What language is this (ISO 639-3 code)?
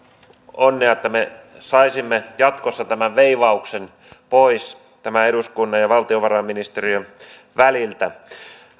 fin